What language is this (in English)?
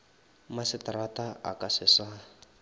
Northern Sotho